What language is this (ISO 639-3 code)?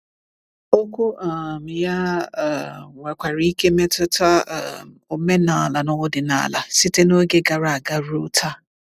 ibo